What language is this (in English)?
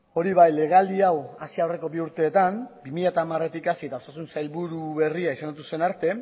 Basque